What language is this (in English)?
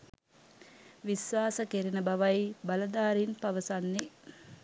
Sinhala